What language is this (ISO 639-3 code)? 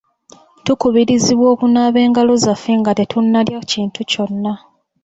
lug